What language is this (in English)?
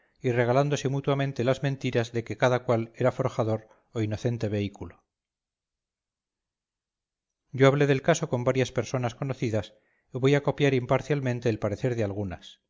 Spanish